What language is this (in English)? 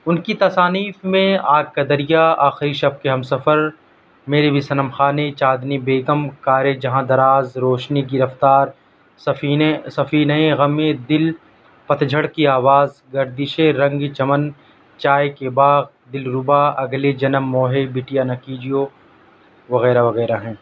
Urdu